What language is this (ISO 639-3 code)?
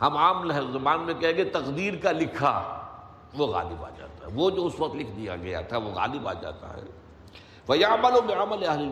urd